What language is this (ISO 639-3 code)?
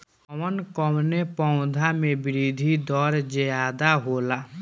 bho